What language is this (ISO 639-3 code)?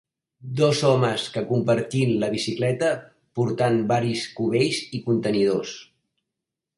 cat